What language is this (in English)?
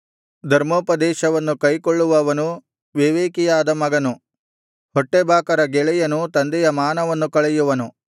Kannada